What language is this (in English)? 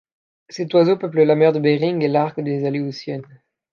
French